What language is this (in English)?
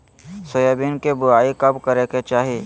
Magahi